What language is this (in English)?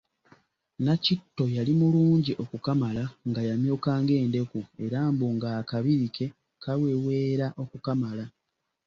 Ganda